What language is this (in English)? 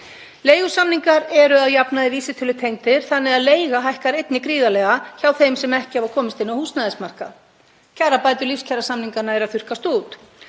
Icelandic